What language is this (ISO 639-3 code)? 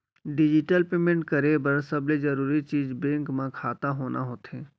hne